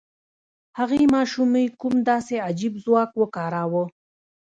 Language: Pashto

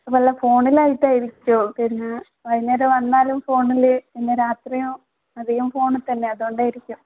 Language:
Malayalam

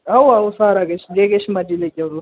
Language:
Dogri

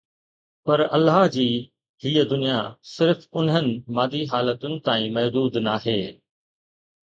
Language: Sindhi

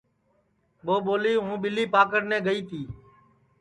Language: Sansi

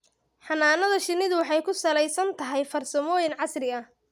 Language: Somali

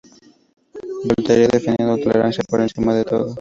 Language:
Spanish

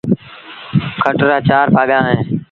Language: Sindhi Bhil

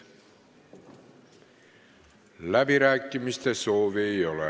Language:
Estonian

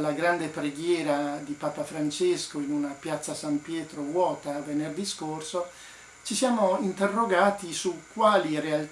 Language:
Italian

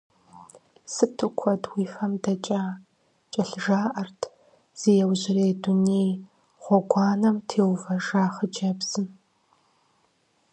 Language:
Kabardian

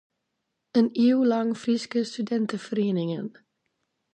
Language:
Western Frisian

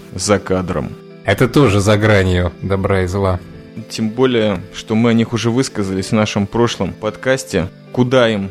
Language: Russian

